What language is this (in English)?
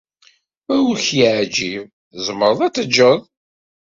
Kabyle